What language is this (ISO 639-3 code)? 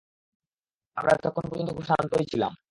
ben